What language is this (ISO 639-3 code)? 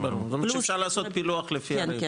heb